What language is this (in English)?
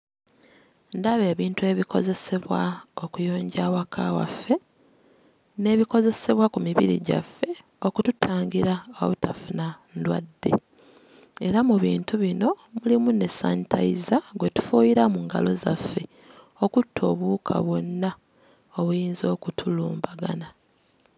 Ganda